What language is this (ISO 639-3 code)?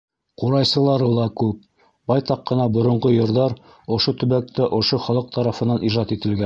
bak